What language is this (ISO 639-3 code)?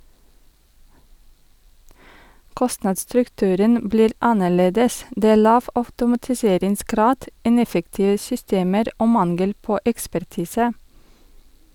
nor